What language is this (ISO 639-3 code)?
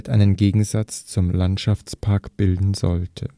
deu